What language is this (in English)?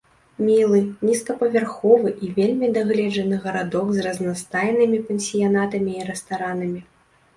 Belarusian